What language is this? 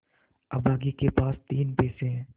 Hindi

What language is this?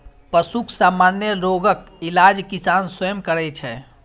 Maithili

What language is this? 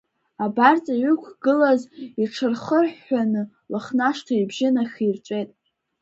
Abkhazian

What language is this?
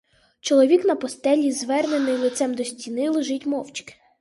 Ukrainian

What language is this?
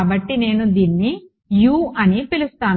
Telugu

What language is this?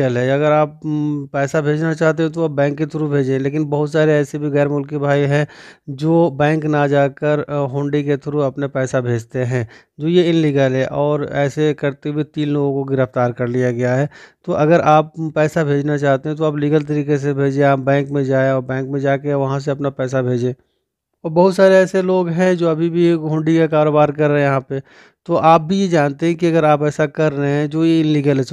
Hindi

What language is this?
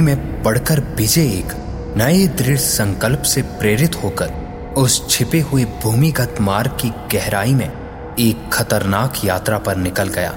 Hindi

